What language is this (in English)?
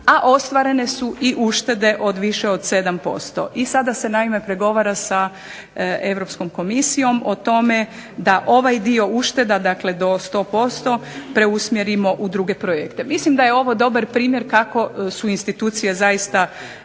Croatian